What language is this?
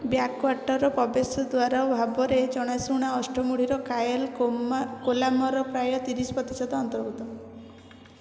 Odia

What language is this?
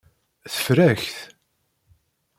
Kabyle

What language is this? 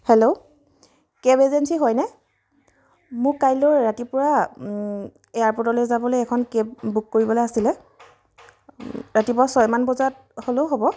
Assamese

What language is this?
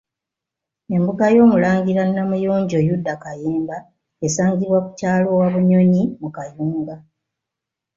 Ganda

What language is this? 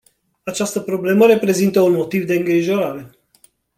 Romanian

